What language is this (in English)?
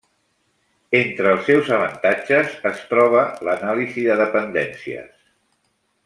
Catalan